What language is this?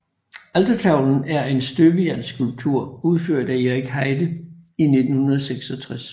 Danish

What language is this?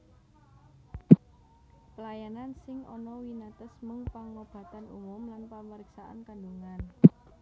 Javanese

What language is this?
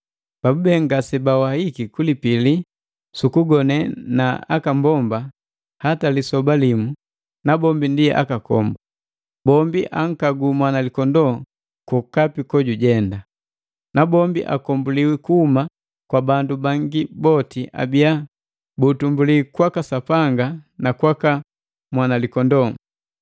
Matengo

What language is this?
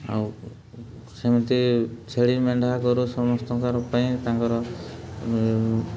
Odia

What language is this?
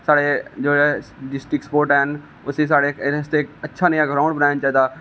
Dogri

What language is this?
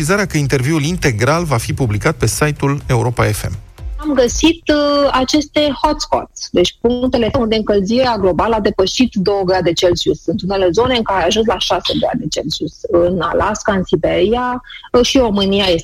Romanian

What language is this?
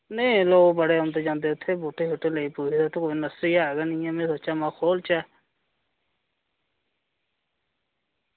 Dogri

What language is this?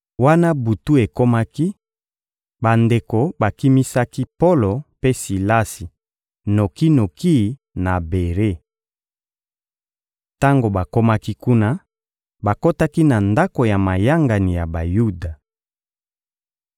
Lingala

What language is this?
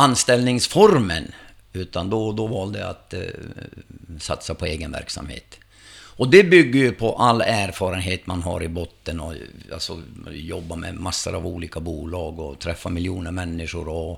Swedish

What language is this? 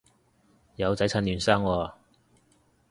Cantonese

